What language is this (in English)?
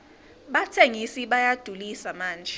Swati